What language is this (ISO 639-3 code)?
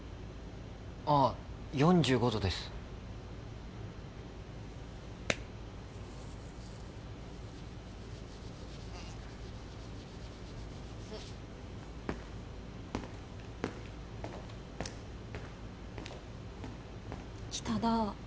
jpn